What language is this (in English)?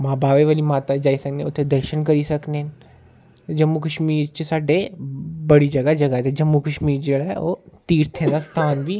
Dogri